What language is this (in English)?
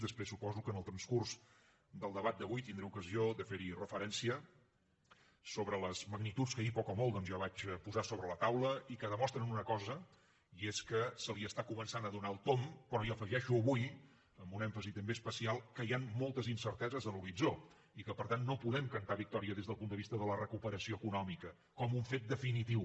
Catalan